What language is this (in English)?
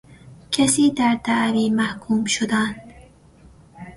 Persian